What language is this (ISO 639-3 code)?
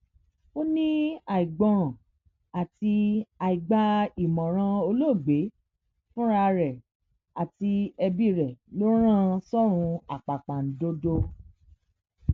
yor